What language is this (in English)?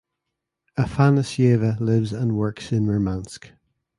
English